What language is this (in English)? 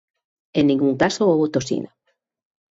Galician